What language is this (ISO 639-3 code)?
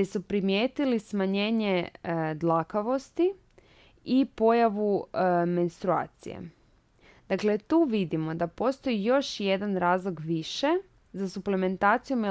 hrv